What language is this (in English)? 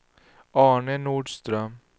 Swedish